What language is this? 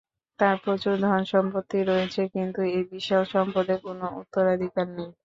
Bangla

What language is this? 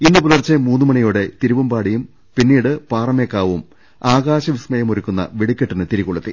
Malayalam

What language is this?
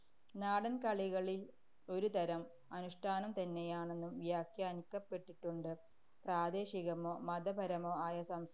Malayalam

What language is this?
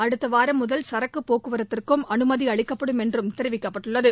Tamil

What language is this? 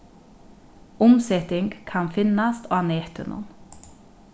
Faroese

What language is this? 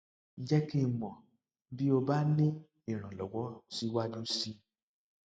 Yoruba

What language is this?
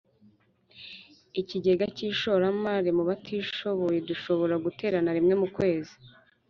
Kinyarwanda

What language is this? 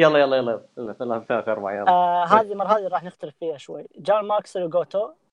Arabic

